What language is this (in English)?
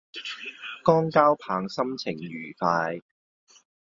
Cantonese